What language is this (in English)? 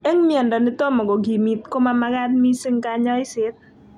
Kalenjin